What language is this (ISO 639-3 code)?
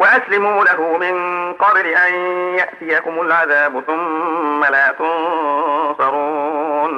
ara